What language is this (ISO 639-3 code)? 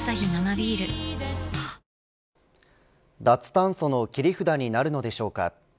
jpn